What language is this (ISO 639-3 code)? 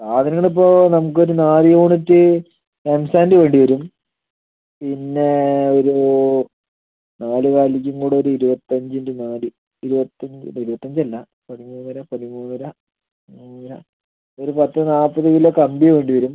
mal